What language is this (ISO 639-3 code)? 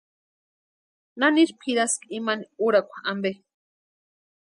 pua